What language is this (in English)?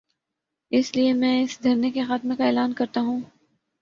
Urdu